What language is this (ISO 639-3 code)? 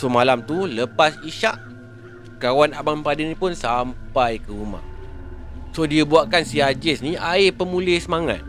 msa